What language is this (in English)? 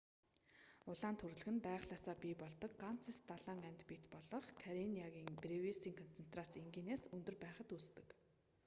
Mongolian